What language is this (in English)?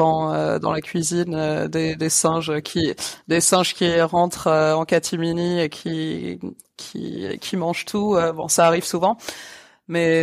French